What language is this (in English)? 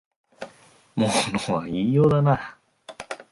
Japanese